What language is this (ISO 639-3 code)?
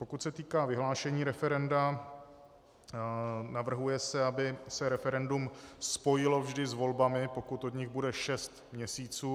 ces